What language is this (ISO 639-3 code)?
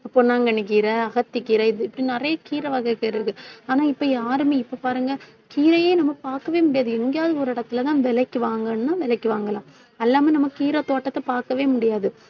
tam